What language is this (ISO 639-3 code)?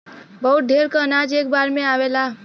bho